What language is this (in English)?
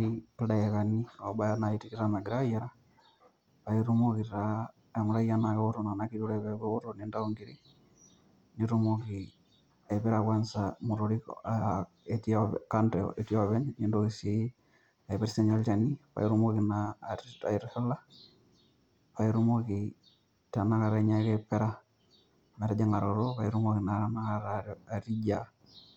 Masai